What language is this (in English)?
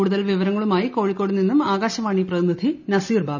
Malayalam